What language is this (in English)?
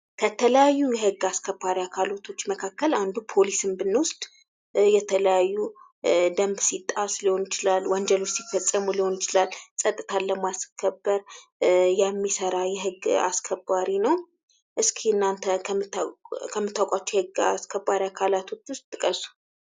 Amharic